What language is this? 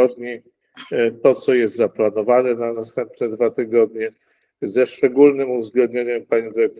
Polish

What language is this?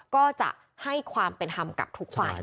Thai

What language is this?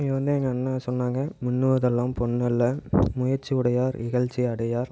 Tamil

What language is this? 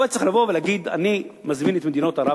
Hebrew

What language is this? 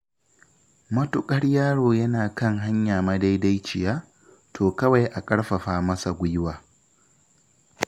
Hausa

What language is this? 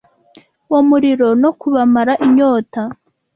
Kinyarwanda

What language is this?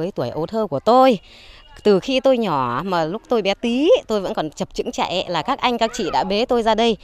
Vietnamese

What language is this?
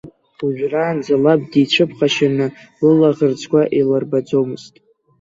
Abkhazian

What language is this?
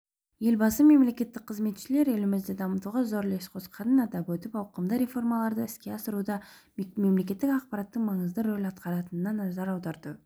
Kazakh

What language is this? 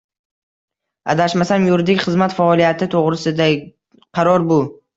Uzbek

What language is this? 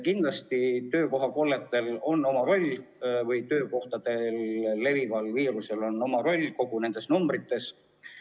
Estonian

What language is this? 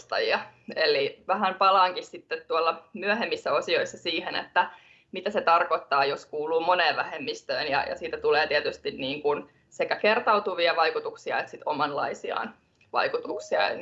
Finnish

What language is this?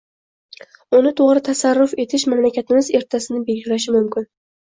Uzbek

